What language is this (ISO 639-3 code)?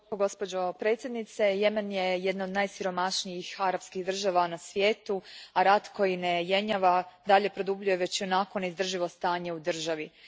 hrv